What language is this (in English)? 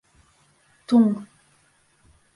Bashkir